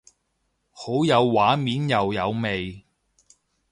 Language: Cantonese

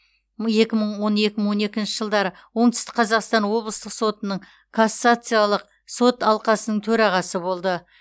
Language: Kazakh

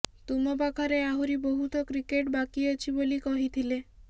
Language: Odia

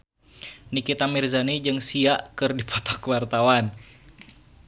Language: Sundanese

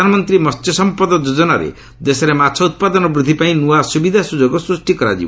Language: Odia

